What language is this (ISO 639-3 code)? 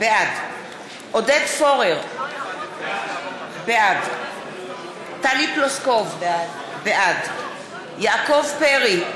heb